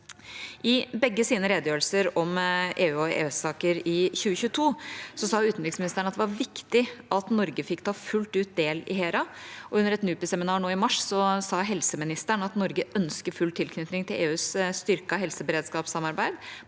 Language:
Norwegian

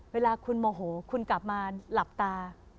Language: Thai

